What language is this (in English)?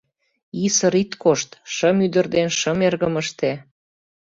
Mari